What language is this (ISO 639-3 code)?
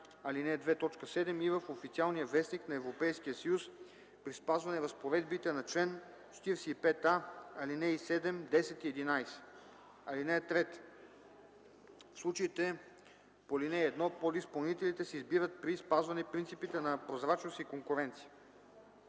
bul